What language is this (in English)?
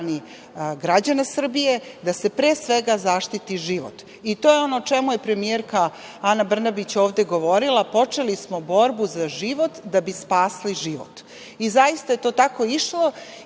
Serbian